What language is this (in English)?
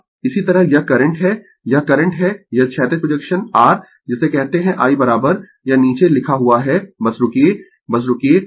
Hindi